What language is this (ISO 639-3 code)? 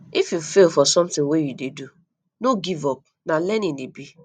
pcm